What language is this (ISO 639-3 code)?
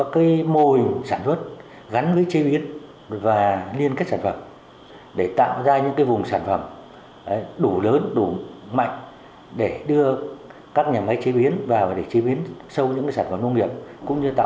vie